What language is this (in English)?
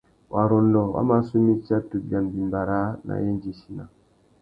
Tuki